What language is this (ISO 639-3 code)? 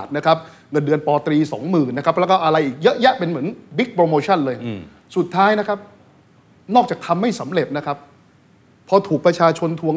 tha